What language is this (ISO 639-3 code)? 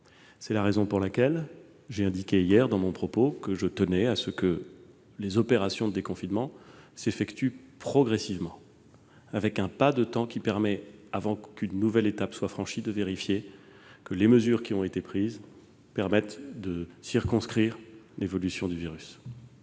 fra